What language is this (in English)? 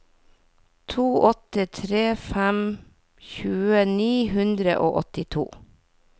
Norwegian